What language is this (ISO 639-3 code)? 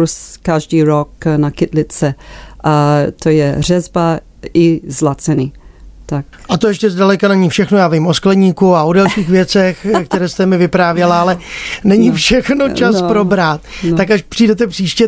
ces